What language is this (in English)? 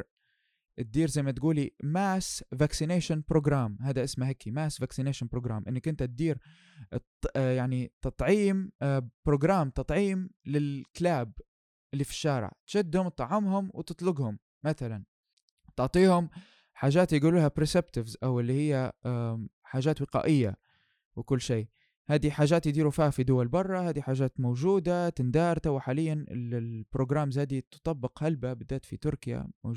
Arabic